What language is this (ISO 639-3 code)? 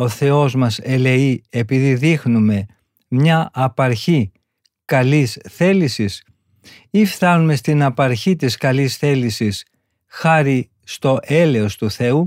ell